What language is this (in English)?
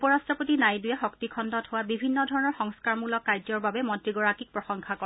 Assamese